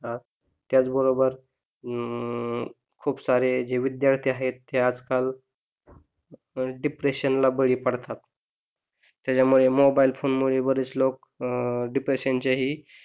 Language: Marathi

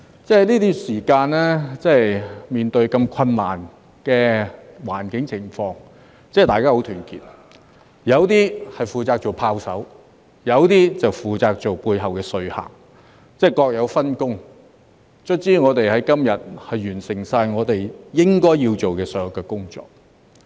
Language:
Cantonese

